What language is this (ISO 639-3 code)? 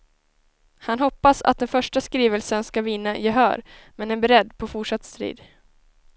swe